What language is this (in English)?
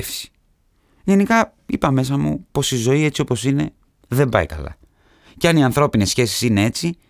Greek